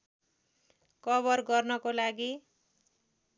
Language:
Nepali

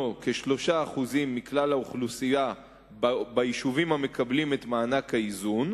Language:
Hebrew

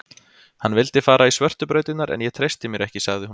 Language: Icelandic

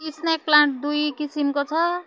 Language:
Nepali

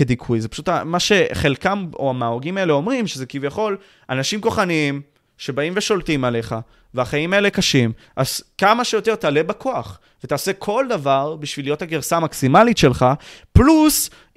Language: Hebrew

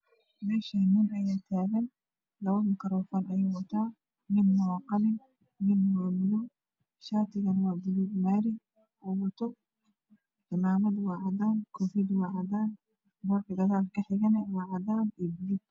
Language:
Somali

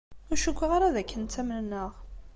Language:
Kabyle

